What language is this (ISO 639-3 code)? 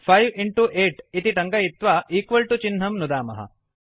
san